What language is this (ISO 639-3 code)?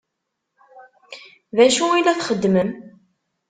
kab